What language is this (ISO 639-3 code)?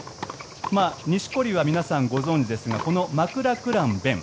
jpn